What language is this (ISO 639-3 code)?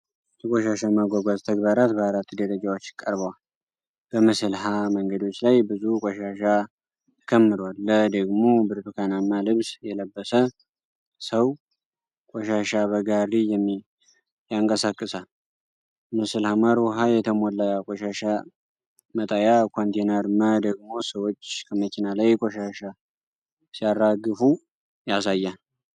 amh